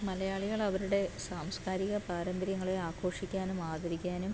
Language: Malayalam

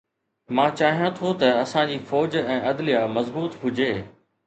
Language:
Sindhi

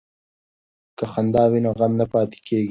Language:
Pashto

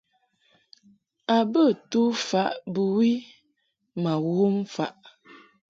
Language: Mungaka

